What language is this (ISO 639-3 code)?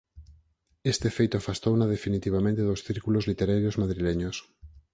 glg